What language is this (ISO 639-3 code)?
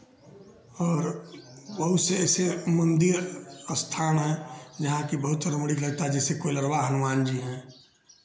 hin